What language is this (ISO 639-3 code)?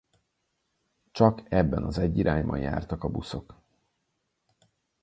hun